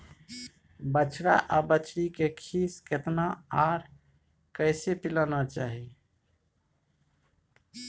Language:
Maithili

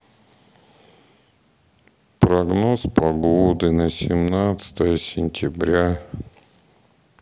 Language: Russian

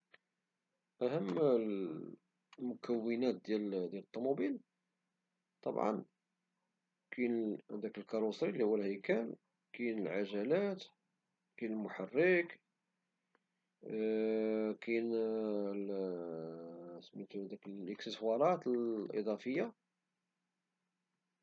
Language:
Moroccan Arabic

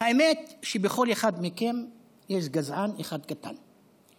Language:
Hebrew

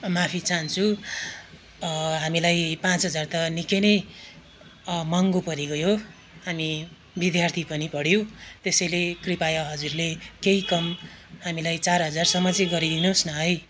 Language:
Nepali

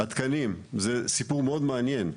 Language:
Hebrew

